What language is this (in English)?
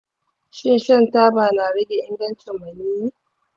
Hausa